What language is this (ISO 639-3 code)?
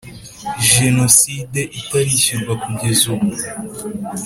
kin